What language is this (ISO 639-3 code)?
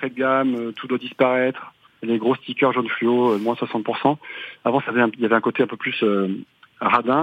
fra